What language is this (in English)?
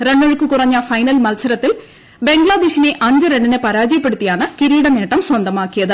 Malayalam